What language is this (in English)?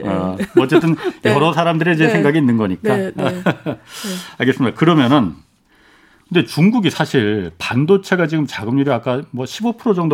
Korean